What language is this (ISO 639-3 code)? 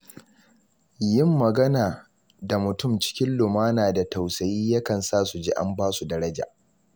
hau